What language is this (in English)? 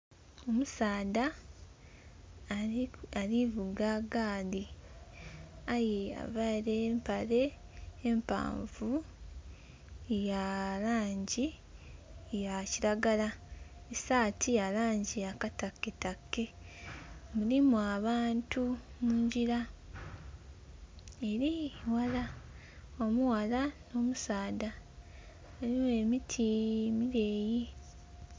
Soga